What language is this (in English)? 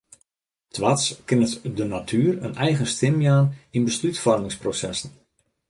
Western Frisian